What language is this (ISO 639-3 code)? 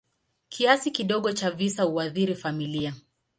swa